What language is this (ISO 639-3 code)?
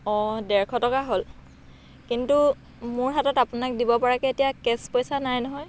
asm